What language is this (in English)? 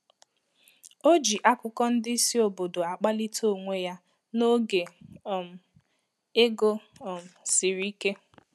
Igbo